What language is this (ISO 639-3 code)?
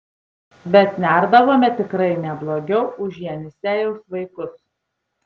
lit